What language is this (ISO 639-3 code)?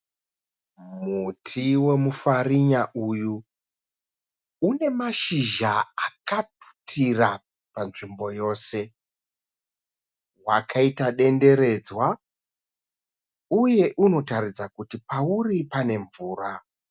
sna